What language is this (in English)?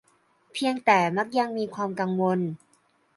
Thai